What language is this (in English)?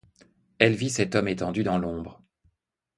French